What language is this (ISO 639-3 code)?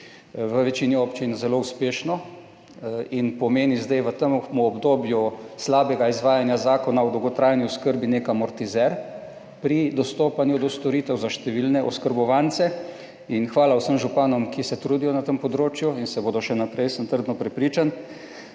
slv